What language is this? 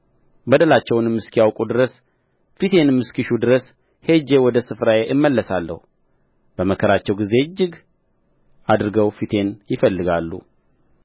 Amharic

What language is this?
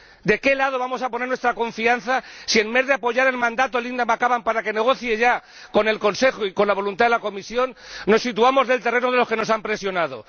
Spanish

